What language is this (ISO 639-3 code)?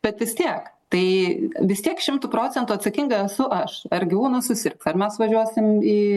lit